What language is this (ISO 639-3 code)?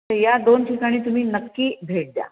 mar